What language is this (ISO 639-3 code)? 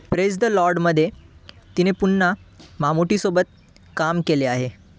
mar